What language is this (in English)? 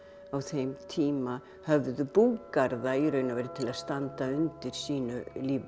Icelandic